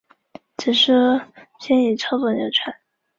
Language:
Chinese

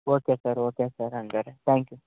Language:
Kannada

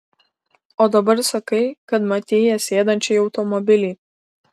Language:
Lithuanian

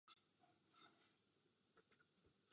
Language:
Czech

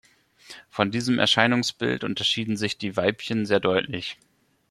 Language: German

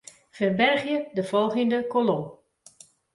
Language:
Western Frisian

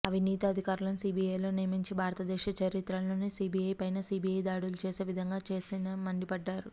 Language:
Telugu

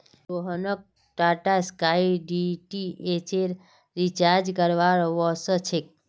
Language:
Magahi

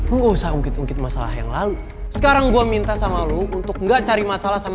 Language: Indonesian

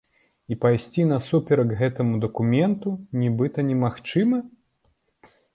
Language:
Belarusian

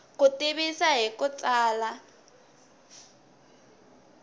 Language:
Tsonga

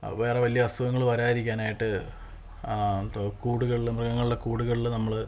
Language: Malayalam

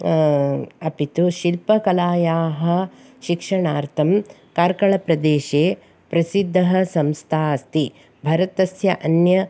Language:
Sanskrit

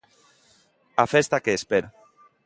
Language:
Galician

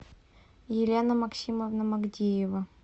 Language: Russian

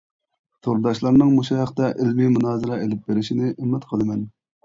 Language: Uyghur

